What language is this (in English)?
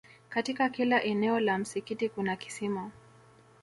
Swahili